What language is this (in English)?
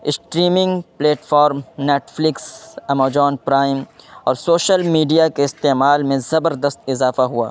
Urdu